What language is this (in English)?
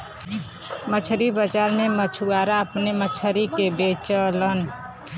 Bhojpuri